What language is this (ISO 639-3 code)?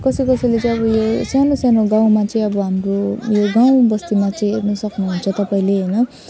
nep